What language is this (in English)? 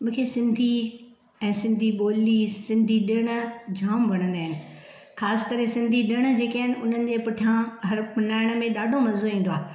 Sindhi